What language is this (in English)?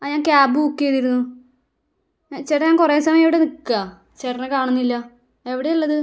Malayalam